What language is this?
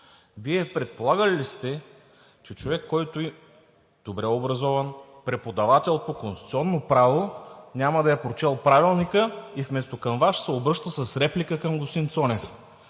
Bulgarian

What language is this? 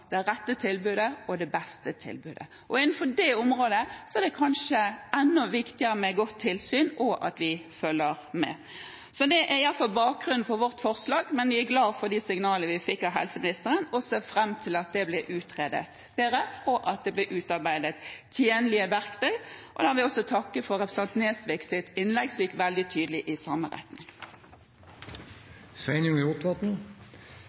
Norwegian Bokmål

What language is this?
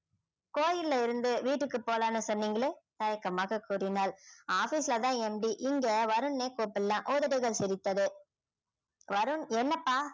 Tamil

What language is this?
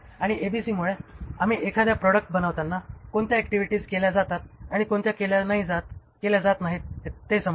Marathi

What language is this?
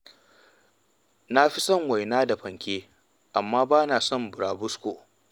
Hausa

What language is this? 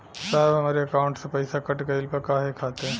Bhojpuri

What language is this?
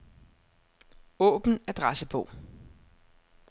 Danish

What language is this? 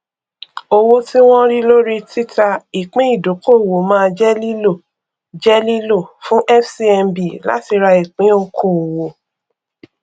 Yoruba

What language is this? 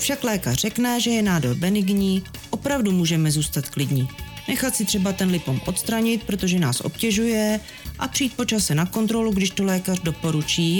Czech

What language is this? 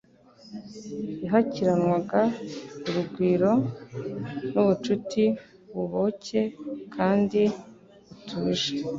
Kinyarwanda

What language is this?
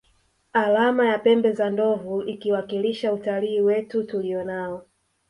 Swahili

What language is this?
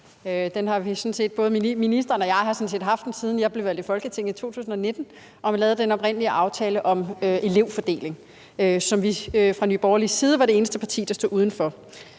Danish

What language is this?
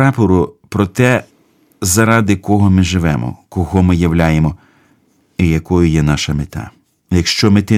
Ukrainian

